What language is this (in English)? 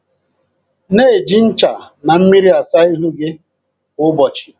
Igbo